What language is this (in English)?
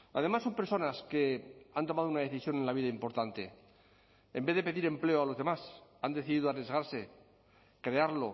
Spanish